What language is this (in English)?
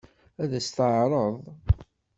Kabyle